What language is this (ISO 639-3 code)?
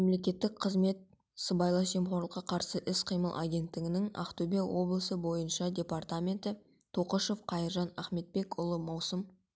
kaz